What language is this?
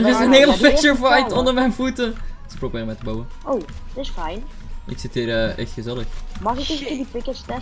Dutch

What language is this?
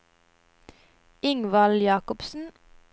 Norwegian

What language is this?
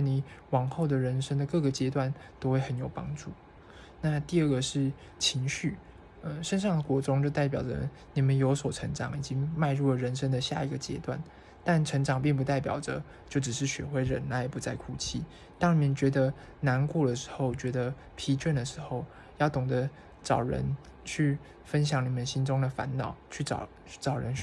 Chinese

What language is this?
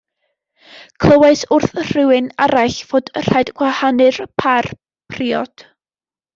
Welsh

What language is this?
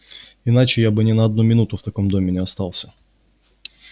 Russian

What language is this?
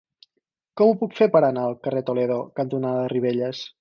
Catalan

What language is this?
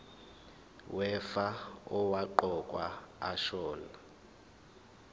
Zulu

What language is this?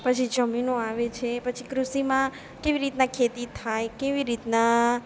Gujarati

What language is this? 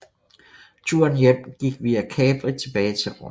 Danish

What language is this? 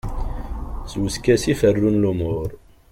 Kabyle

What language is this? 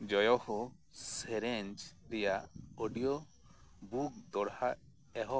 Santali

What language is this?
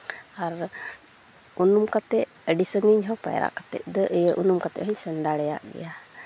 Santali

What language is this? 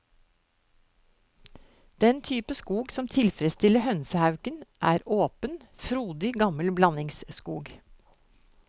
Norwegian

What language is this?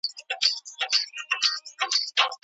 Pashto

